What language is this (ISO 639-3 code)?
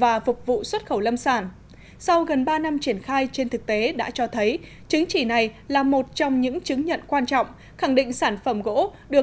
vie